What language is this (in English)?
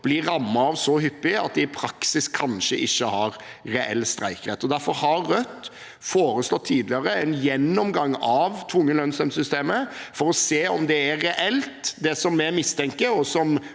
Norwegian